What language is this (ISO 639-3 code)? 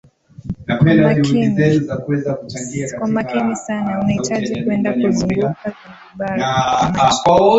swa